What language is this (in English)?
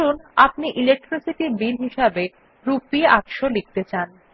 Bangla